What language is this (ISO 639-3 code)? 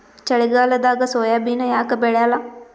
kan